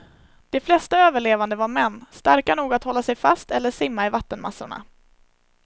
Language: Swedish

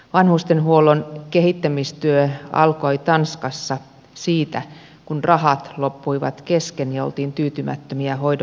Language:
Finnish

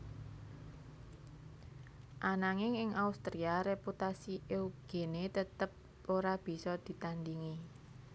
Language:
Javanese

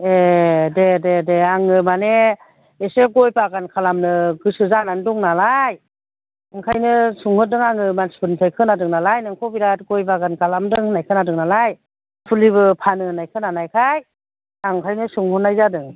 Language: Bodo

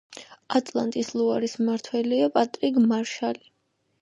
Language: Georgian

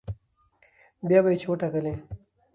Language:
Pashto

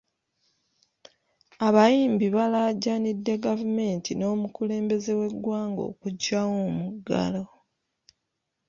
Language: Ganda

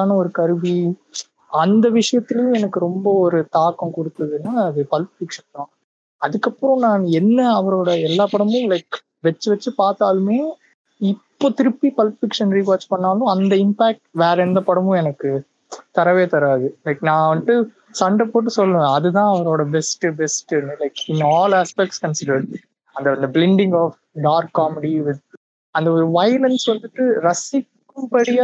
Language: Tamil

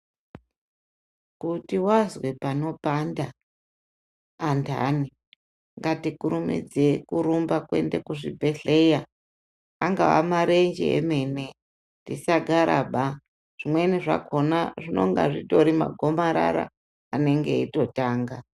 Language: Ndau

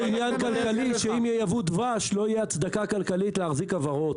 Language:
Hebrew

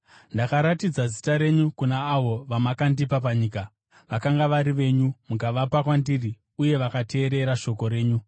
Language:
Shona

